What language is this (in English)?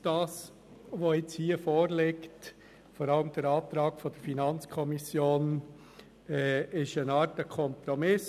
Swiss German